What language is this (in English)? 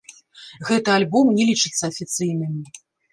Belarusian